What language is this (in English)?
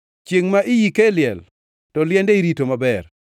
Luo (Kenya and Tanzania)